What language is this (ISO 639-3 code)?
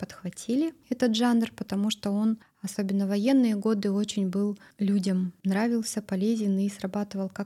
rus